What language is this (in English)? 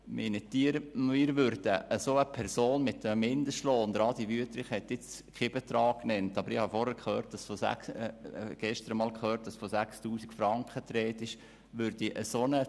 Swiss German